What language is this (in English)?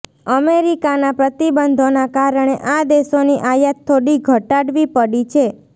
Gujarati